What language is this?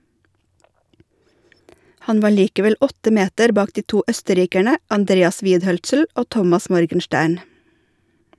Norwegian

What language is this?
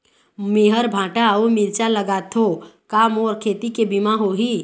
Chhattisgarhi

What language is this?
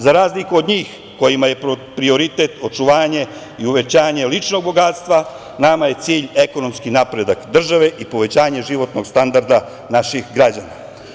Serbian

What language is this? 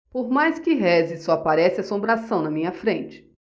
Portuguese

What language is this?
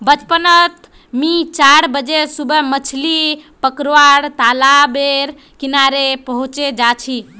Magahi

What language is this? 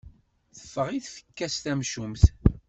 Kabyle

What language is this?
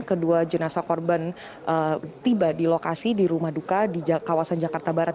Indonesian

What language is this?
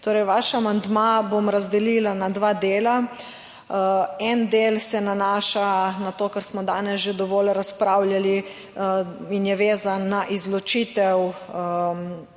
Slovenian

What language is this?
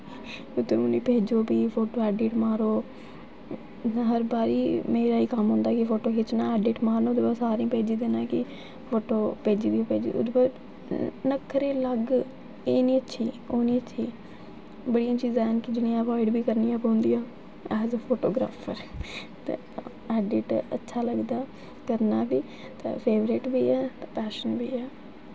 Dogri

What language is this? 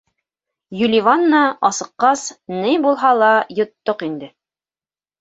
Bashkir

